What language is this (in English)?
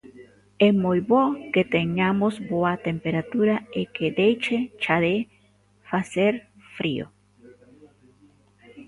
Galician